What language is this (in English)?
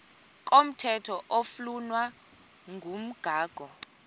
Xhosa